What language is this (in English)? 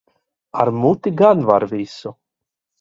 Latvian